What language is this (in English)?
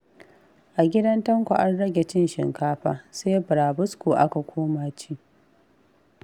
Hausa